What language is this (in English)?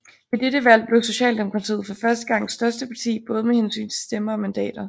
Danish